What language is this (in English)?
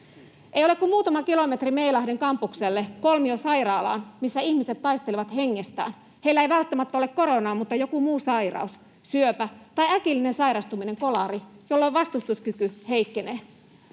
Finnish